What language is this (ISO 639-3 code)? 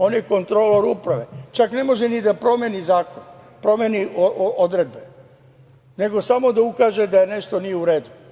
srp